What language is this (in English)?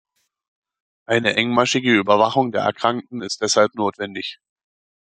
German